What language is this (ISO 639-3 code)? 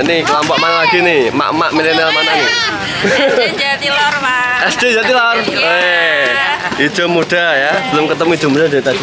ind